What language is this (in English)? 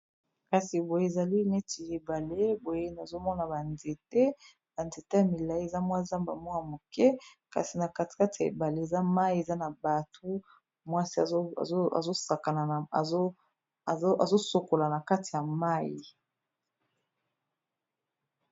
Lingala